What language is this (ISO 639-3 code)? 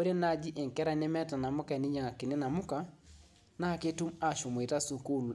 mas